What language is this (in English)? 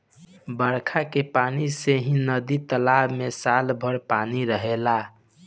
Bhojpuri